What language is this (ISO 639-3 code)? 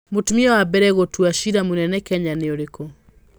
kik